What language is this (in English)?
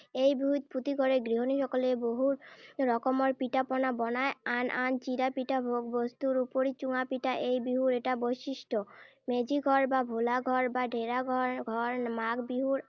Assamese